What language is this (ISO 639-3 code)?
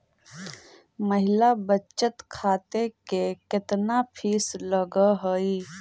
mag